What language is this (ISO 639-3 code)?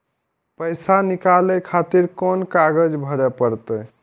mai